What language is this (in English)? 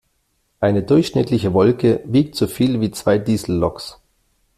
German